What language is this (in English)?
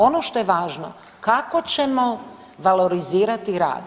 Croatian